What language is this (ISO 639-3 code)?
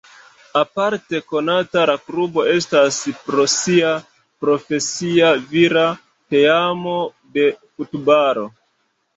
epo